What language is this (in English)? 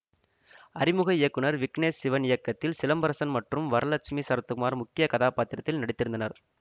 Tamil